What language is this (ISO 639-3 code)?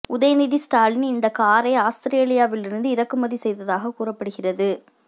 tam